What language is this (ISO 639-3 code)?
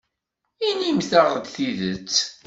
kab